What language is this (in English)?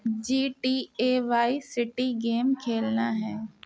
Urdu